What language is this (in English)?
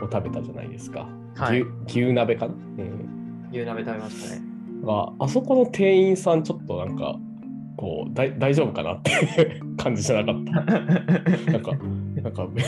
Japanese